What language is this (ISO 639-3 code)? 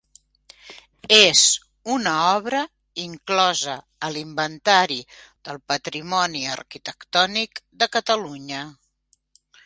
cat